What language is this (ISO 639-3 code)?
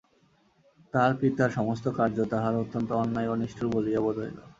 ben